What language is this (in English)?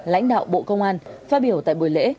Vietnamese